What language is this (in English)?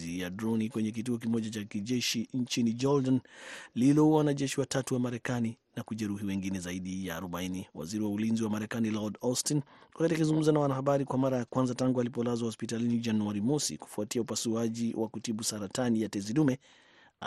Swahili